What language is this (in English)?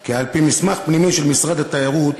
Hebrew